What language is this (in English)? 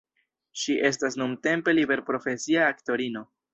Esperanto